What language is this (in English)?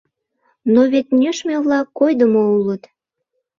Mari